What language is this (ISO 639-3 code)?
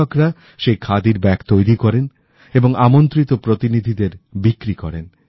ben